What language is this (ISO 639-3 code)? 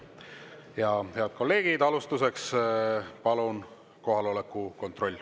est